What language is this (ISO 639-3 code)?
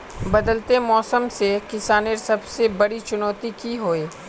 mag